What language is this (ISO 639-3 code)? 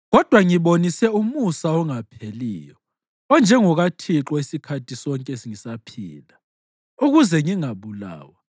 nde